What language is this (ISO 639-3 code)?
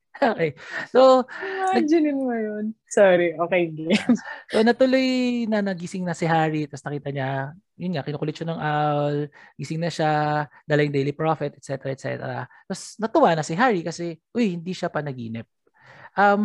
fil